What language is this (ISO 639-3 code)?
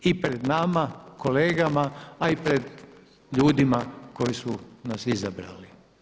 hrv